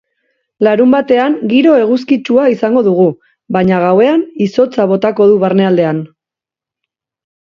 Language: Basque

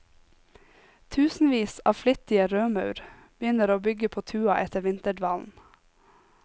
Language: Norwegian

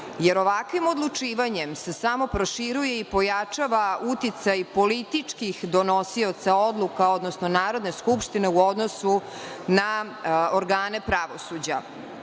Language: Serbian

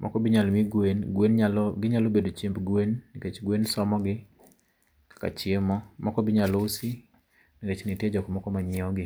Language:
Luo (Kenya and Tanzania)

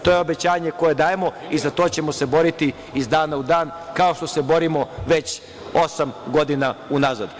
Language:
Serbian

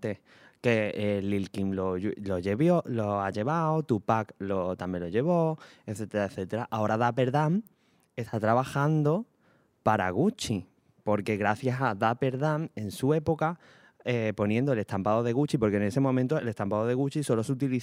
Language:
Spanish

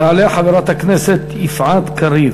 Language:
Hebrew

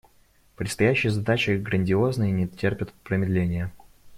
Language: Russian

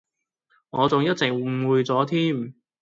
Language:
Cantonese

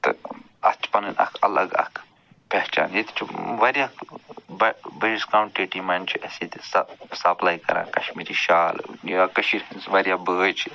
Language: Kashmiri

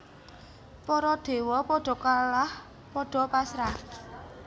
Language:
Javanese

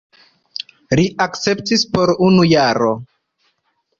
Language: Esperanto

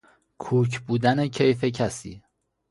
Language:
Persian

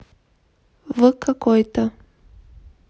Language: Russian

